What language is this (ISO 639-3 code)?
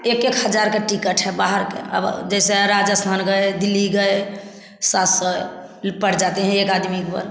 hin